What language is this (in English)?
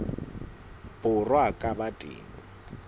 Southern Sotho